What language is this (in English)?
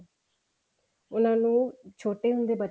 Punjabi